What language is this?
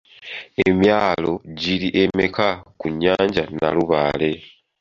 Ganda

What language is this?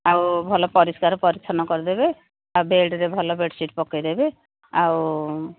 Odia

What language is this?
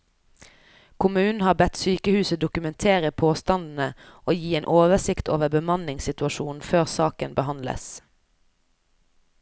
Norwegian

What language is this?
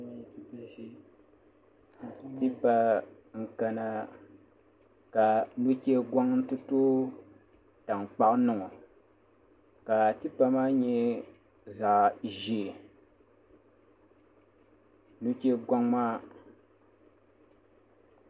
Dagbani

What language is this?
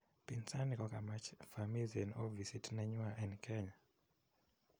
Kalenjin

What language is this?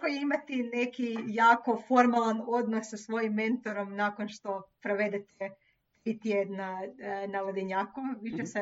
Croatian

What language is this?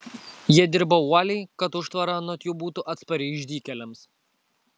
Lithuanian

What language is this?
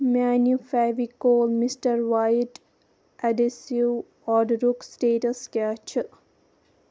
Kashmiri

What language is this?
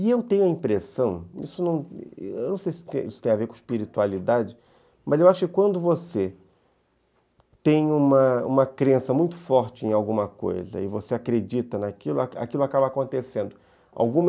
Portuguese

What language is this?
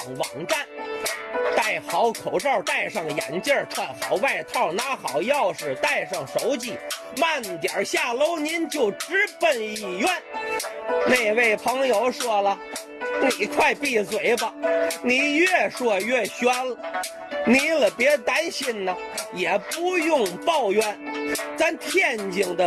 Chinese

